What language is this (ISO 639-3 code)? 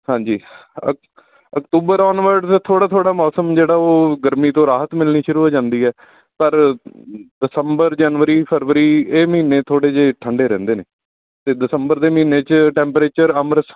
pan